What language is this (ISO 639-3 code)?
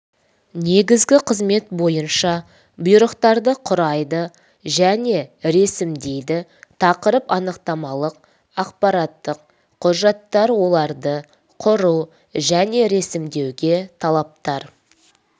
kaz